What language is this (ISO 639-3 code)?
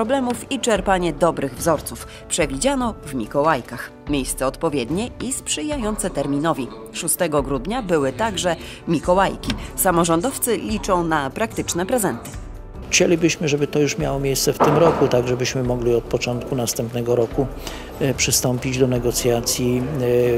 pol